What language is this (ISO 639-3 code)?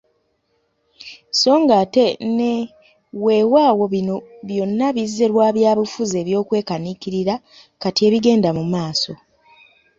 lug